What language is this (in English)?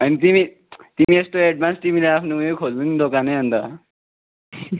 Nepali